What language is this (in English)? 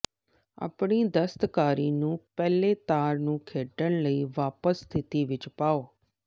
Punjabi